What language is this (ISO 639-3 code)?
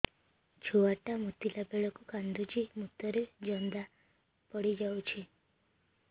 ori